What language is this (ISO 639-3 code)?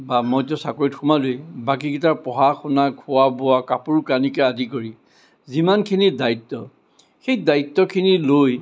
asm